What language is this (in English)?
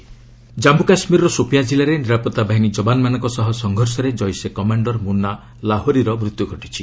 Odia